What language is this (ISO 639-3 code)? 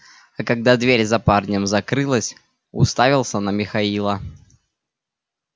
rus